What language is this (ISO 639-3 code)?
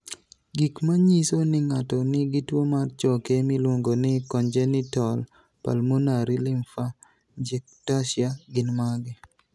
luo